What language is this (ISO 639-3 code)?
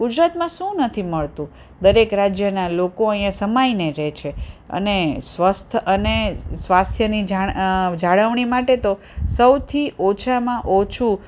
guj